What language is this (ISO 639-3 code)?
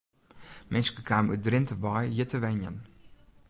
fry